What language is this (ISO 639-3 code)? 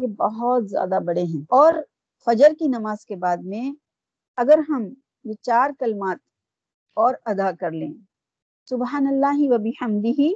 urd